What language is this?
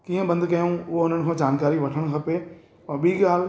Sindhi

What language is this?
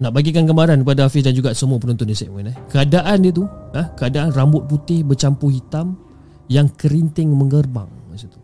Malay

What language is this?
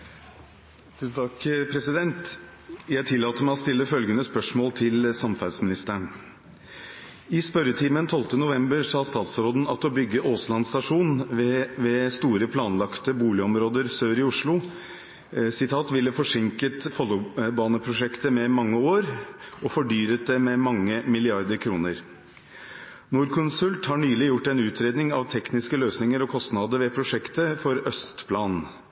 Norwegian Bokmål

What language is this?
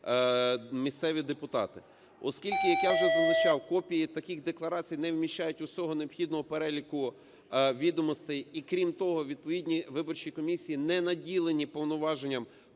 Ukrainian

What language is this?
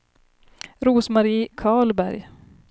Swedish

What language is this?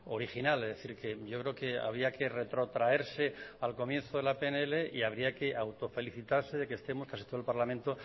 Spanish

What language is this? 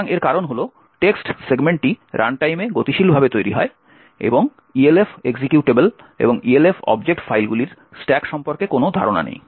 Bangla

